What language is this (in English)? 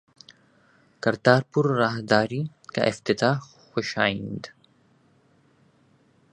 Urdu